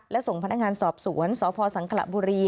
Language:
Thai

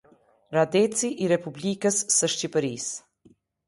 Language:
Albanian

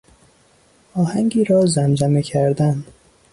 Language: Persian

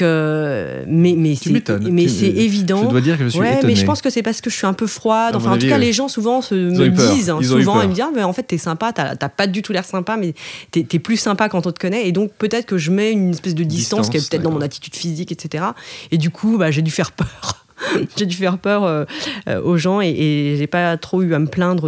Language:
French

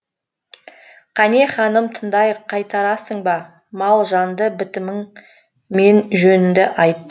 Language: Kazakh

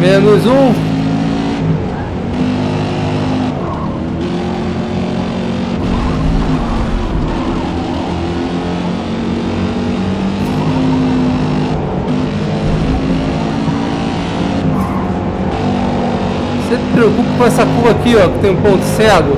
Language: Portuguese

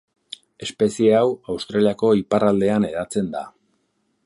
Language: Basque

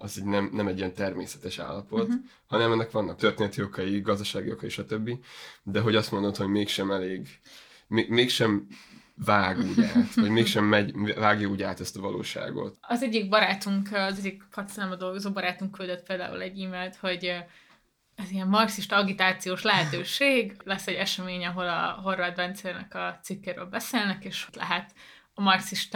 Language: Hungarian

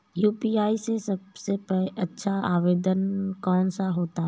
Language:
Hindi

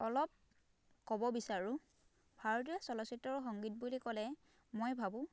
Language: Assamese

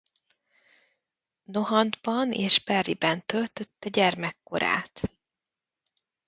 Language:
Hungarian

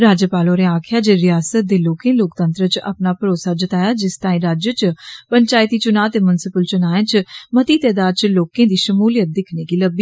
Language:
Dogri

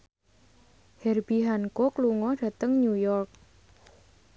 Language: Javanese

